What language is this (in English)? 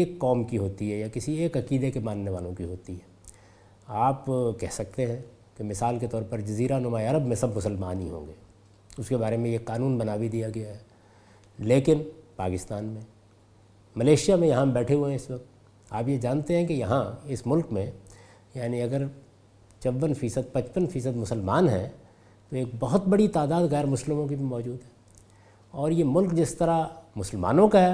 Urdu